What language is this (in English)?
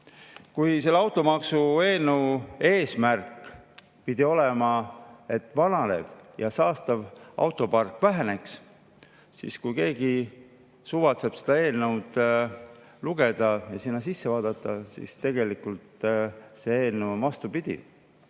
Estonian